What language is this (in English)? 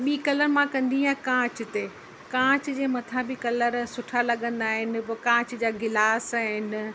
Sindhi